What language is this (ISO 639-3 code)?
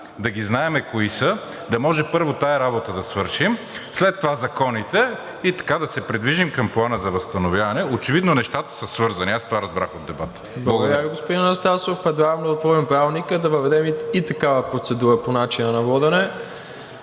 bul